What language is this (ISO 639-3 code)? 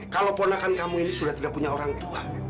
ind